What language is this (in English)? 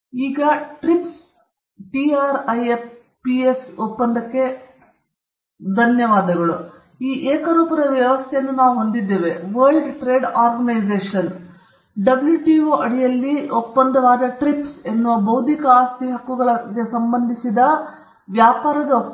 Kannada